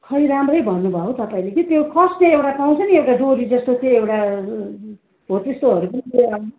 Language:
Nepali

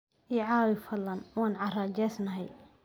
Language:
Somali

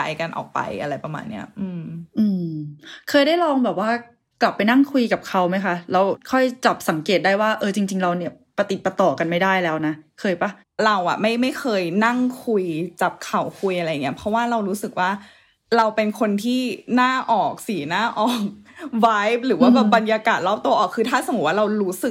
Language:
Thai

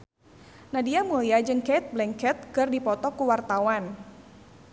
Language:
Sundanese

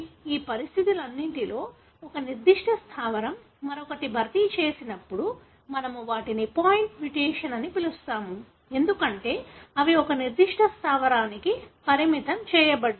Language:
Telugu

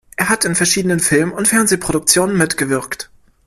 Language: German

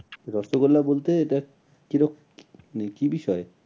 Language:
Bangla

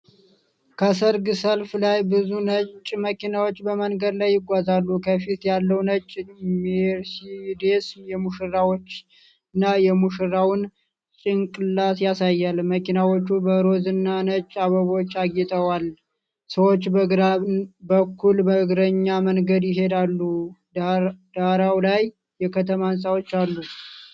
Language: Amharic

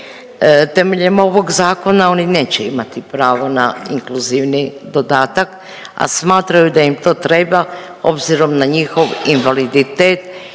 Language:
Croatian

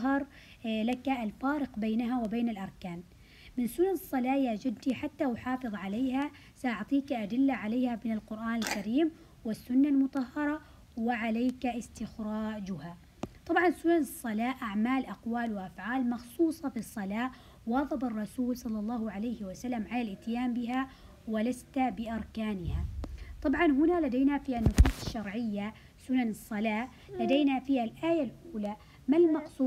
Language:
Arabic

